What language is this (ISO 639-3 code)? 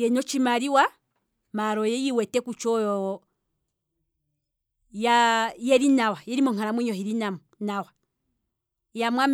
kwm